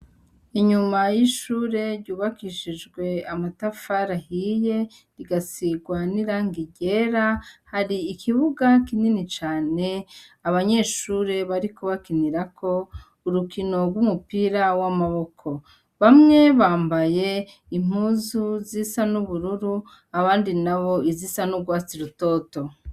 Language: Rundi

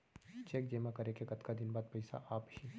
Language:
Chhattisgarhi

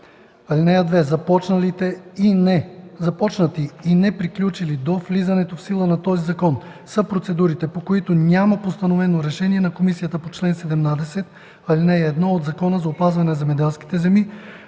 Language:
Bulgarian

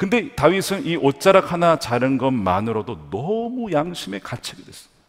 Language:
Korean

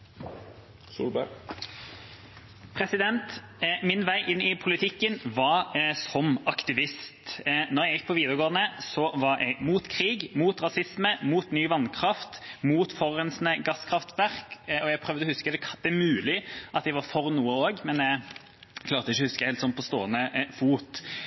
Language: Norwegian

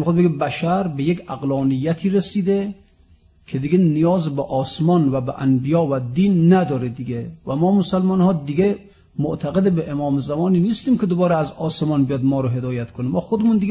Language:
Persian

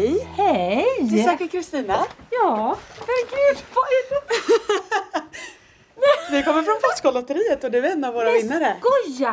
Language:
Swedish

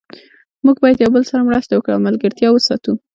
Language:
Pashto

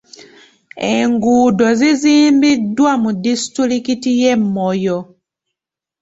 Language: Ganda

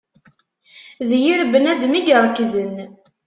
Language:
Kabyle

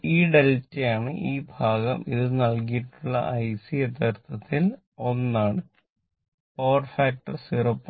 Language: Malayalam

